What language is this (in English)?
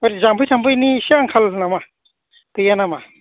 Bodo